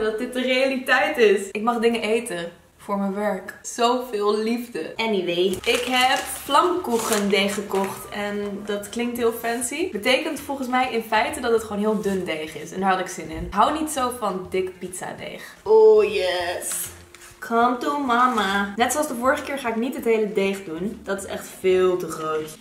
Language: Dutch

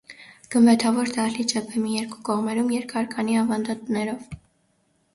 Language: Armenian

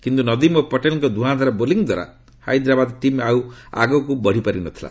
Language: Odia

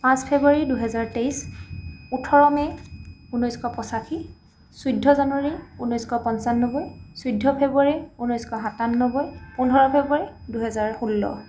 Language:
Assamese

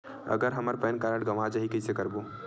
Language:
Chhattisgarhi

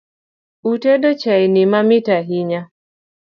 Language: Luo (Kenya and Tanzania)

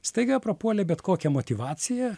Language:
Lithuanian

